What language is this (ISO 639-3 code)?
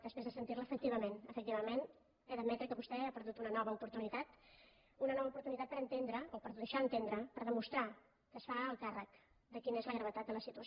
cat